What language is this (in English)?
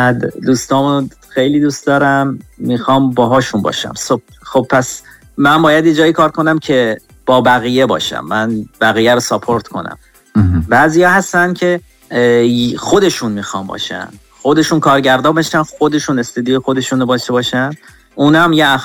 Persian